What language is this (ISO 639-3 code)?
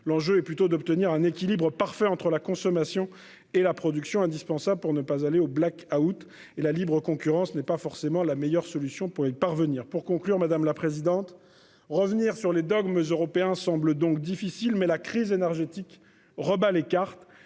fra